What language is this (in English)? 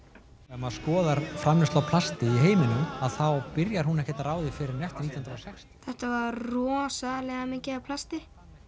Icelandic